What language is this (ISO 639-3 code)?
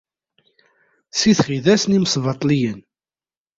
kab